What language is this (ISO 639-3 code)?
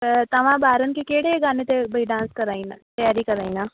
snd